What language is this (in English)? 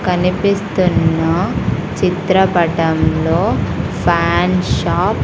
Telugu